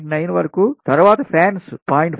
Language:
Telugu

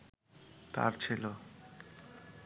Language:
Bangla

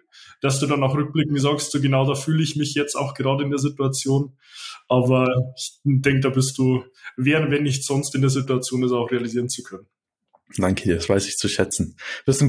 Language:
German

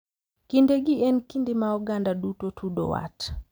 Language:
Luo (Kenya and Tanzania)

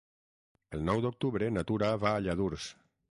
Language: Catalan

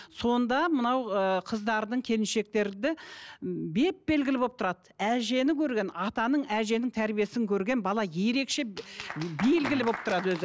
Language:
Kazakh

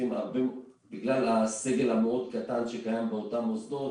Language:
Hebrew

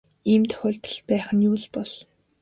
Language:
Mongolian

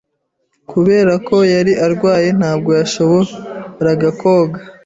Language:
Kinyarwanda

